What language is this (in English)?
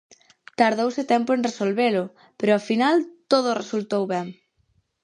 Galician